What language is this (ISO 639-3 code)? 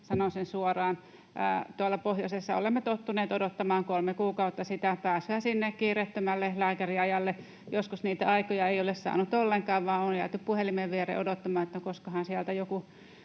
fin